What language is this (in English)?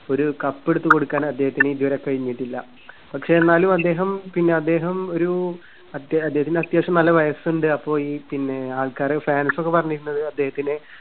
Malayalam